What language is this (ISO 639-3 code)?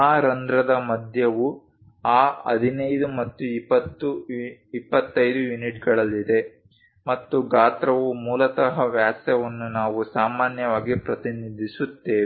kan